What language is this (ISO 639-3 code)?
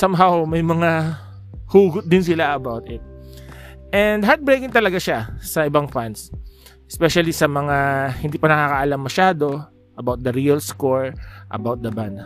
fil